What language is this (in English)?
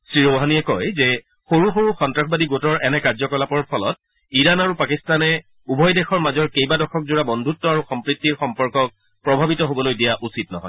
Assamese